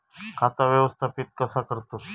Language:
Marathi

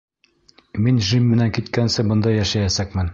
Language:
Bashkir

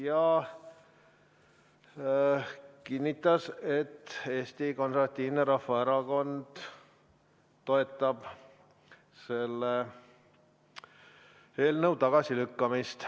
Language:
Estonian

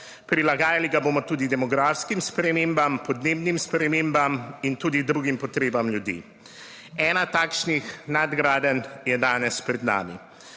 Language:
Slovenian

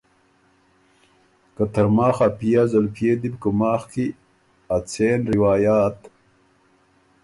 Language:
Ormuri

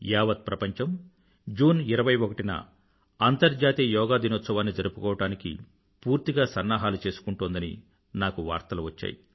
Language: Telugu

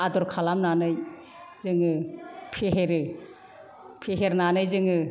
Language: Bodo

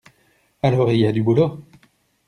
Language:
French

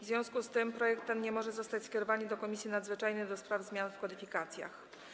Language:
Polish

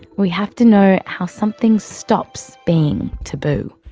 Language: English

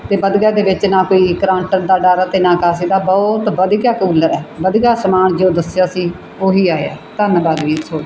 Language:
Punjabi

